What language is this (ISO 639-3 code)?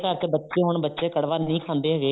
pan